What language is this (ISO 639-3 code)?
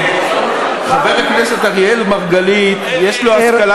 heb